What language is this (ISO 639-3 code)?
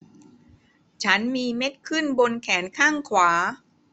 tha